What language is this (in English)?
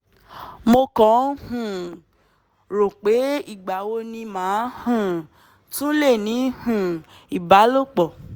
Yoruba